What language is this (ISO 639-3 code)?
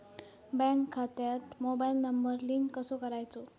mar